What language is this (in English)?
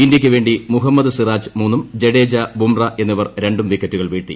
Malayalam